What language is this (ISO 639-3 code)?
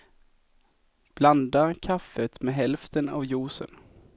swe